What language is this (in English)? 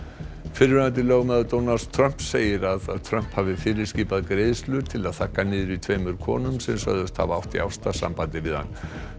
Icelandic